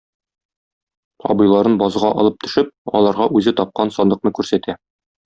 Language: Tatar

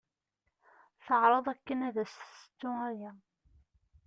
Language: Kabyle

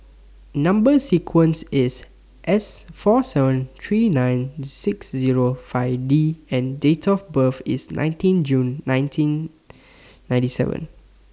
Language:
English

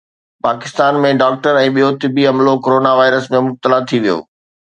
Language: Sindhi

